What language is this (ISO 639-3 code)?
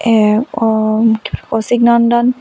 asm